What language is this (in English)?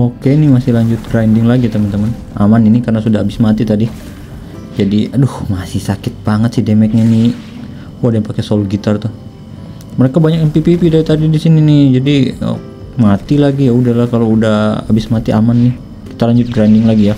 Indonesian